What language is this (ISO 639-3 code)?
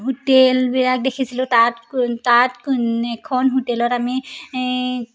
asm